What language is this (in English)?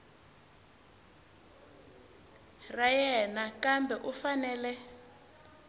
Tsonga